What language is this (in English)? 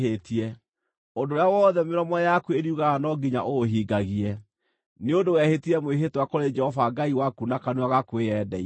Kikuyu